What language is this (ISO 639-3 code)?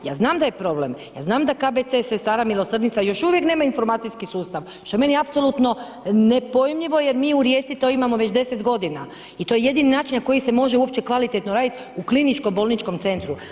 hrv